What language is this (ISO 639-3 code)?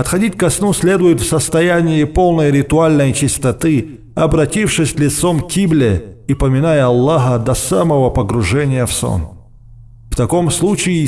rus